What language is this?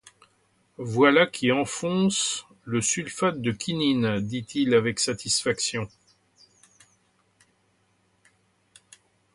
French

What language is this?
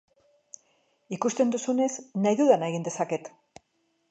Basque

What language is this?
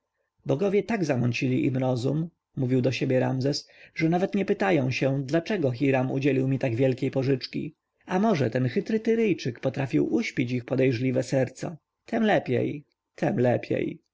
Polish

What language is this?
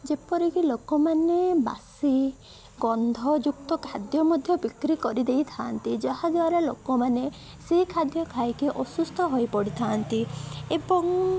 Odia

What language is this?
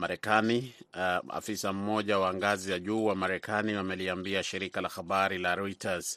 Swahili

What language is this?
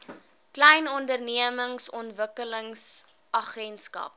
Afrikaans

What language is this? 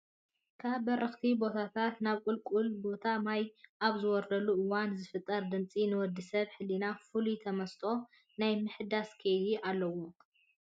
Tigrinya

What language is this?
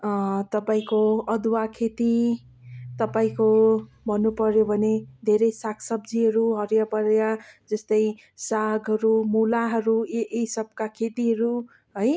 Nepali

